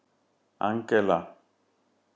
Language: Icelandic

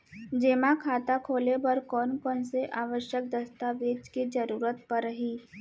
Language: Chhattisgarhi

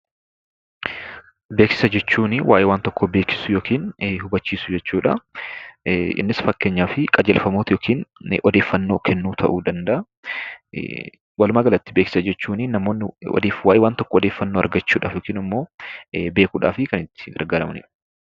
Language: Oromo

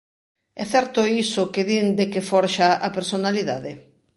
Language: Galician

